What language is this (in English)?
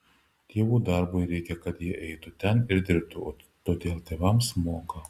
Lithuanian